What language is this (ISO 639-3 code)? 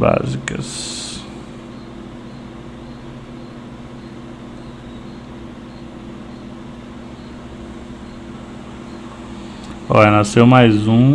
por